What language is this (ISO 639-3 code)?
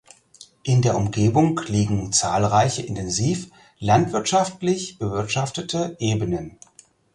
deu